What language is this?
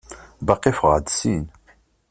Kabyle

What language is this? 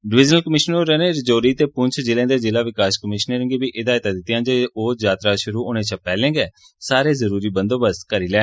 Dogri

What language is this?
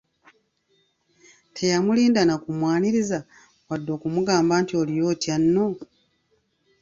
Ganda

